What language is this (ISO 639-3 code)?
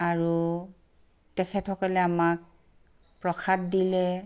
asm